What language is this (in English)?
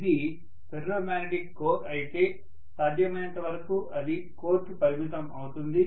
Telugu